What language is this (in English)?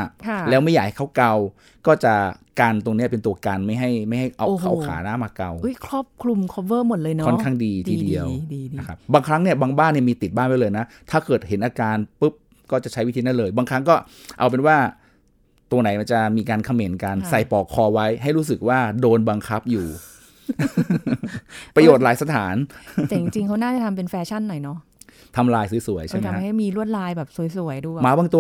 Thai